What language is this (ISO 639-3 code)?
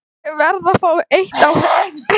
isl